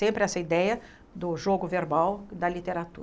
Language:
Portuguese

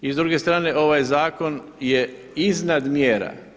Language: Croatian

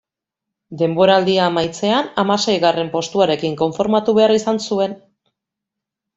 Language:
Basque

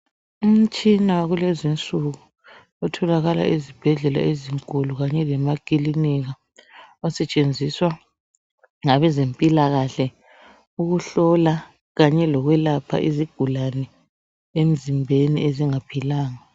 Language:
North Ndebele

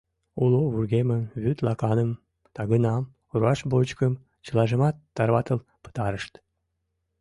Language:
Mari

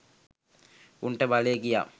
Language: Sinhala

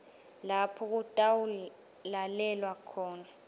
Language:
Swati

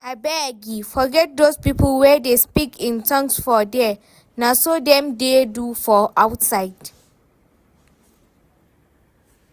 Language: Nigerian Pidgin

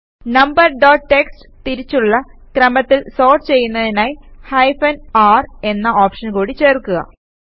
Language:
Malayalam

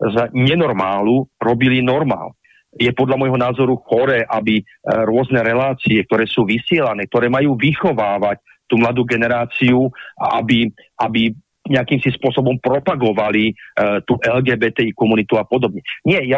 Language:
Slovak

